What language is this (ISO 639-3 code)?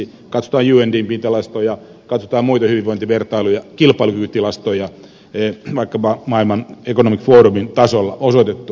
fin